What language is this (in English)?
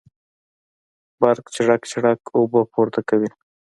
Pashto